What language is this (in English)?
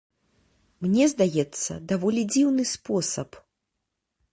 Belarusian